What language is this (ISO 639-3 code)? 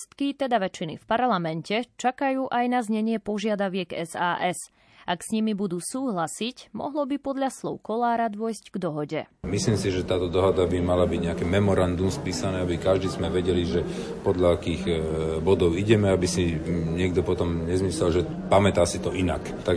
slk